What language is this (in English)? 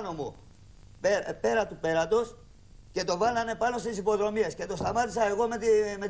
Greek